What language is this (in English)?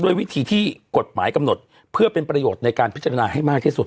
Thai